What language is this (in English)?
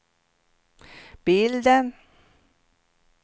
Swedish